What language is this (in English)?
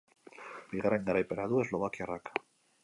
Basque